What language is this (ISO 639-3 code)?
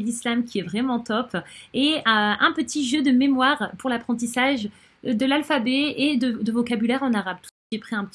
fra